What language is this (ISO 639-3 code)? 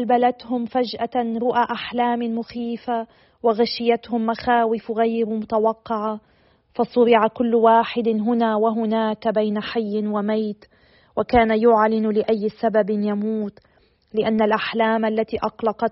ara